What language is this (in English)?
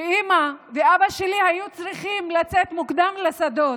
Hebrew